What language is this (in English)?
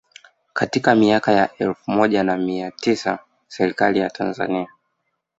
Swahili